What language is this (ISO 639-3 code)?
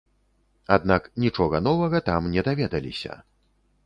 bel